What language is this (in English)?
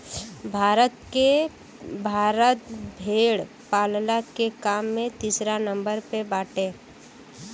Bhojpuri